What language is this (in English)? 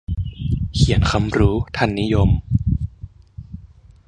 Thai